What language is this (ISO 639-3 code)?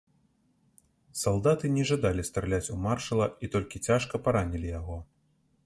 bel